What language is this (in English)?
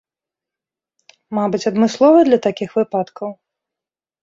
Belarusian